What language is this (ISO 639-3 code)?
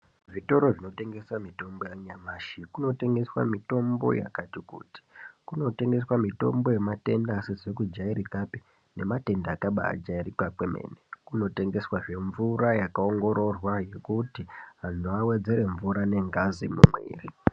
ndc